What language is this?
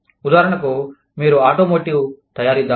Telugu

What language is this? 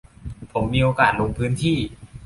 Thai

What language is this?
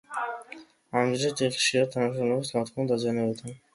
Georgian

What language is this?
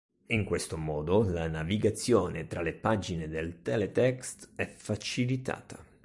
Italian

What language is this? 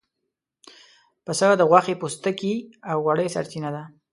Pashto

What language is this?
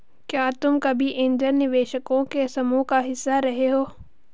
Hindi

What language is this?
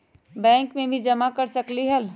Magahi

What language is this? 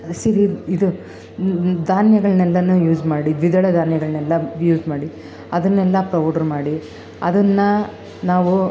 Kannada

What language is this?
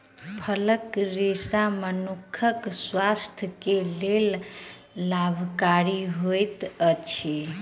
Maithili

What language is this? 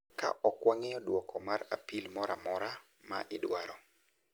Luo (Kenya and Tanzania)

